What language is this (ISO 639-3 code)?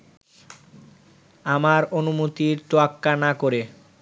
ben